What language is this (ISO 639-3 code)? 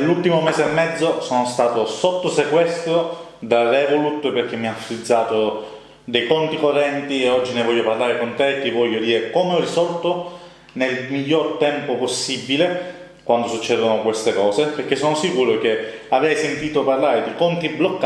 ita